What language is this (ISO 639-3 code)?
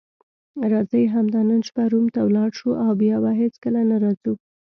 pus